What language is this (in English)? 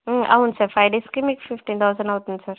Telugu